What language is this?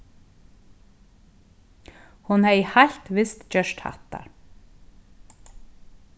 Faroese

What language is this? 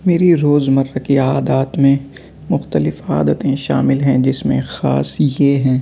Urdu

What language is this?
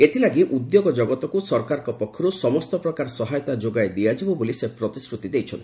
Odia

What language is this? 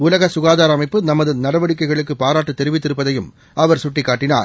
Tamil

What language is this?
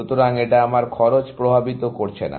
Bangla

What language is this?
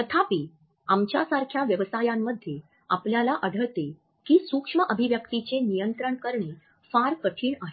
Marathi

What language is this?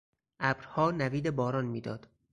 Persian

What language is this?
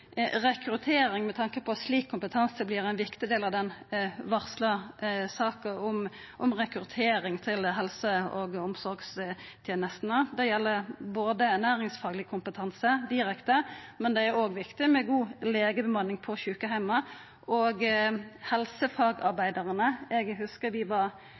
Norwegian Nynorsk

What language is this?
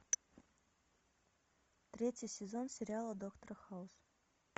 Russian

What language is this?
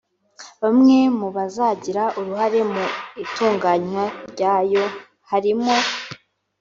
Kinyarwanda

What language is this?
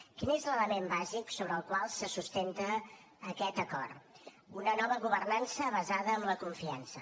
Catalan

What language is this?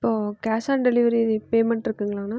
Tamil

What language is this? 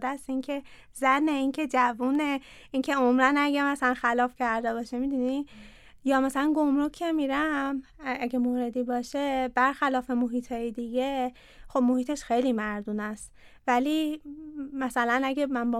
Persian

